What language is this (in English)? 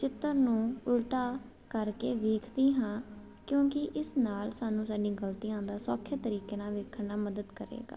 Punjabi